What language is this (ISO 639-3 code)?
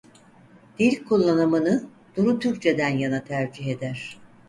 tur